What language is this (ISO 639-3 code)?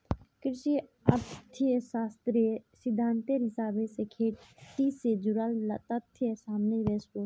mag